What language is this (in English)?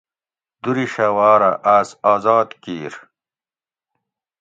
Gawri